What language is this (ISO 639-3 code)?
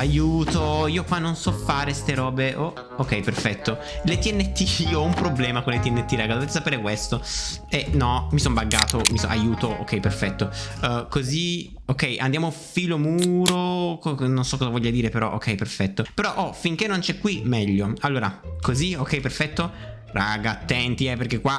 ita